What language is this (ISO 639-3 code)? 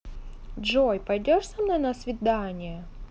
rus